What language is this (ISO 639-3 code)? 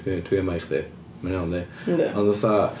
cym